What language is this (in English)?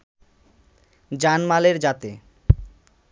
Bangla